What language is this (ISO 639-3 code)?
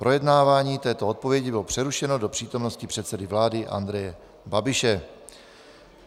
ces